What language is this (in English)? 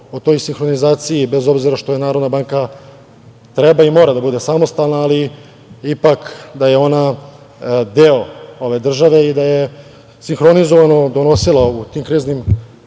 Serbian